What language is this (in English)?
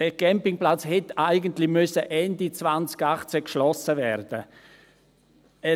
Swiss German